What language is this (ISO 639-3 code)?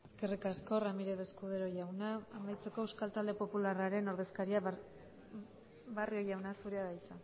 eus